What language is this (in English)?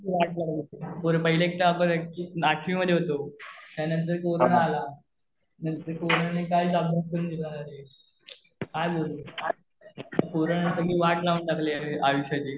Marathi